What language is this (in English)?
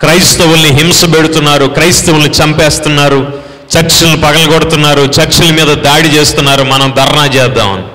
Telugu